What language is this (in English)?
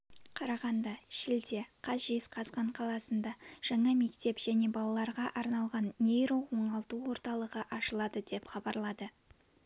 Kazakh